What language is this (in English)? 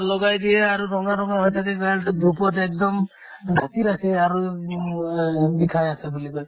Assamese